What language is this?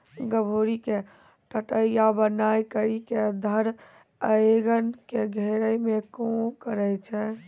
Maithili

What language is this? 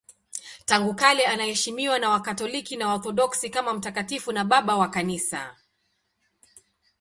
Swahili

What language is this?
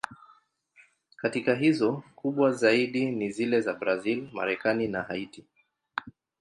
Swahili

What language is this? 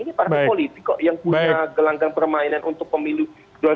Indonesian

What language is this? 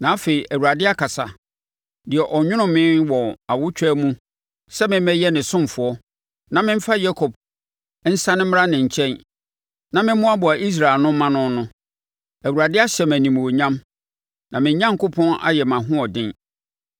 Akan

